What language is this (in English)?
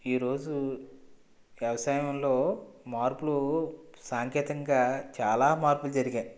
Telugu